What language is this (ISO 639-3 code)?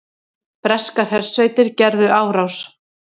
isl